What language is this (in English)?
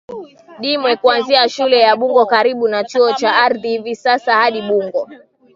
Swahili